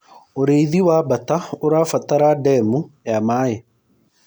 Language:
Kikuyu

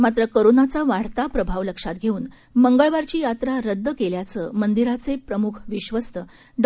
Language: Marathi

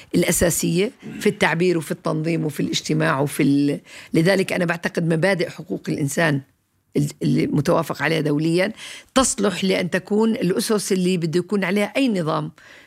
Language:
Arabic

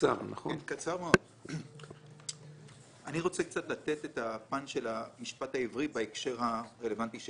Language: Hebrew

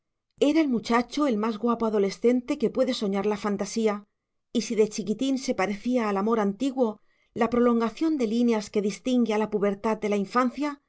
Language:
Spanish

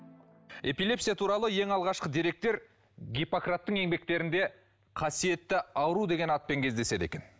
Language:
Kazakh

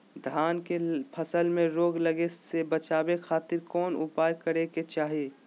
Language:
Magahi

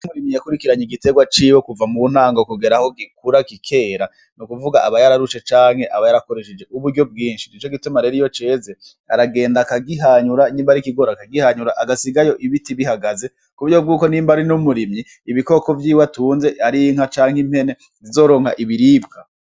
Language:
Rundi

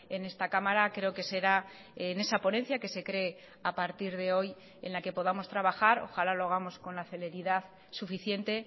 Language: Spanish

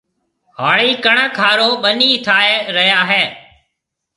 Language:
Marwari (Pakistan)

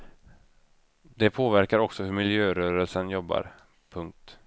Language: Swedish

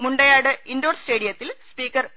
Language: Malayalam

